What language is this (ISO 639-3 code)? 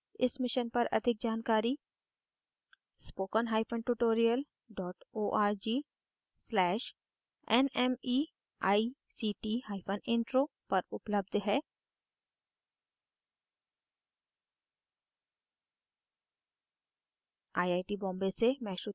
hin